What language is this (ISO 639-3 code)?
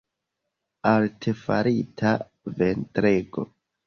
epo